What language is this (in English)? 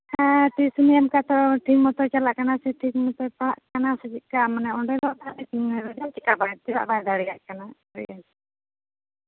Santali